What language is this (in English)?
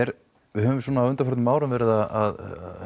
Icelandic